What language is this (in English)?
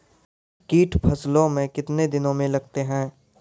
Maithili